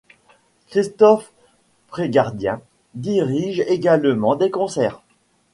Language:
French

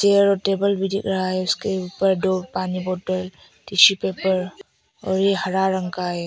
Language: Hindi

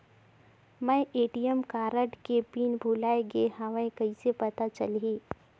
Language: Chhattisgarhi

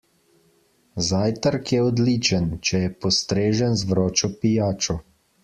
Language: Slovenian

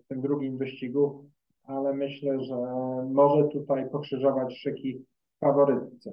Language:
Polish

